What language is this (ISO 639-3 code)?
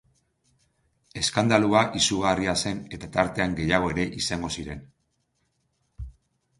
eus